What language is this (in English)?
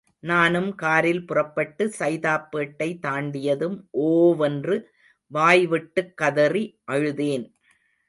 Tamil